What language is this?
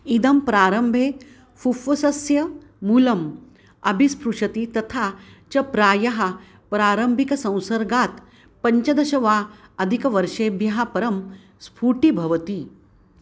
Sanskrit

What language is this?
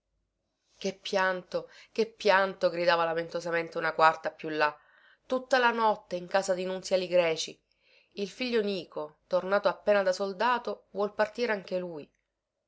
Italian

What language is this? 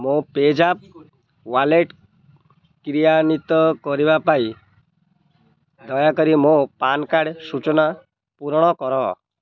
Odia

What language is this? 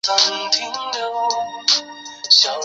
Chinese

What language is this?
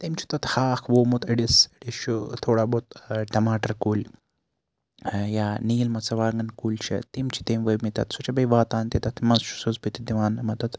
Kashmiri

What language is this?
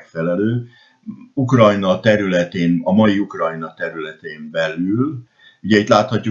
Hungarian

